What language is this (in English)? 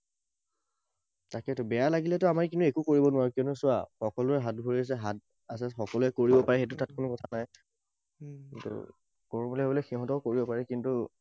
Assamese